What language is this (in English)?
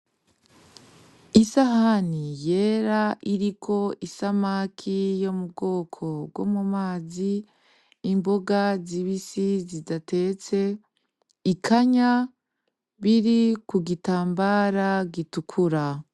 Rundi